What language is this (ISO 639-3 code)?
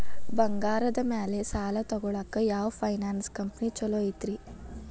kan